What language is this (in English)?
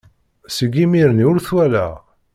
Kabyle